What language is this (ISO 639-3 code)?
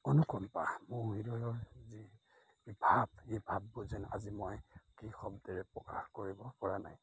asm